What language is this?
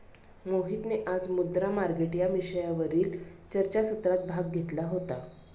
Marathi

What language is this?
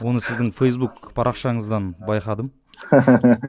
Kazakh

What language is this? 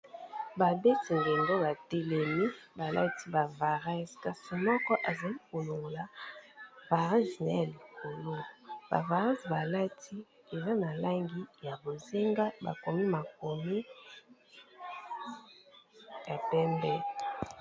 Lingala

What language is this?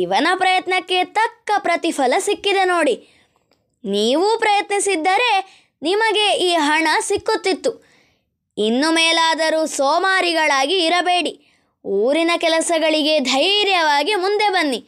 Kannada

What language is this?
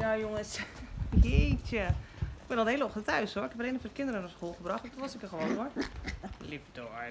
Dutch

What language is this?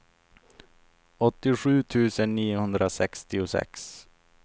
Swedish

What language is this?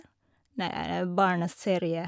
Norwegian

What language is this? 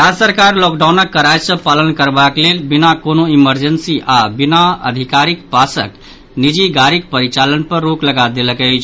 Maithili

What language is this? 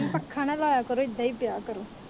Punjabi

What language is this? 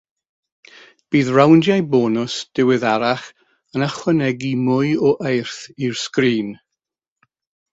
Welsh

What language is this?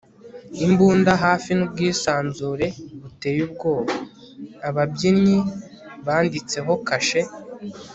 Kinyarwanda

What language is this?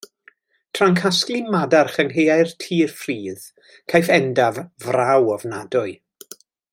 Welsh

